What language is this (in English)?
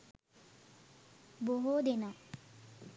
Sinhala